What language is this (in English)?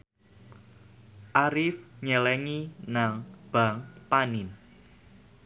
Javanese